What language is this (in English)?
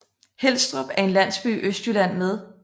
Danish